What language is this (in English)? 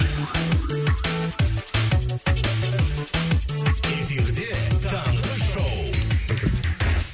Kazakh